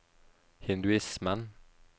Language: Norwegian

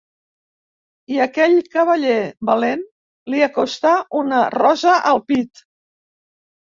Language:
Catalan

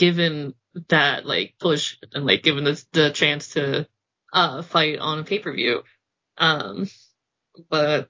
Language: English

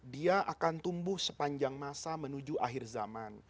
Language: Indonesian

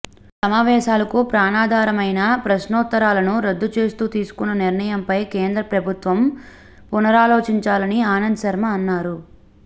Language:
Telugu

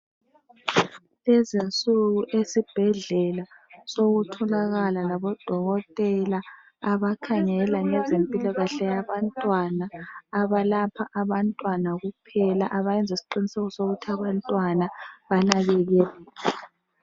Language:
North Ndebele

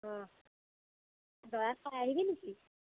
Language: Assamese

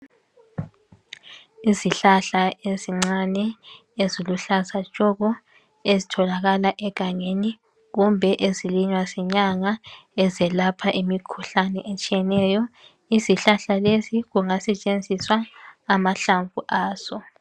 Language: North Ndebele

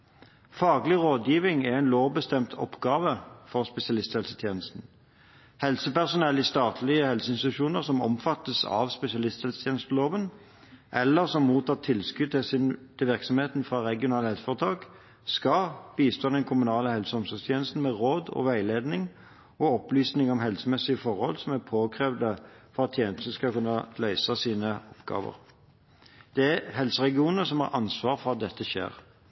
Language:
Norwegian Bokmål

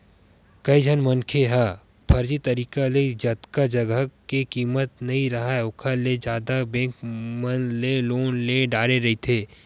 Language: Chhattisgarhi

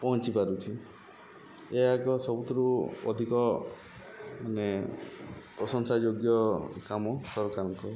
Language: Odia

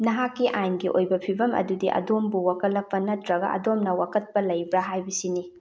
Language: Manipuri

